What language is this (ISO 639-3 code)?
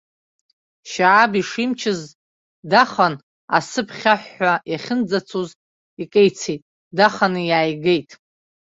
abk